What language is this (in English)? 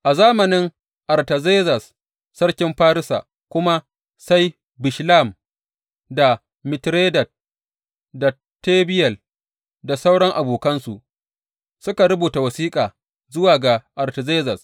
Hausa